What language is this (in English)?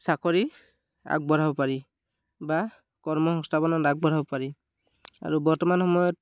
Assamese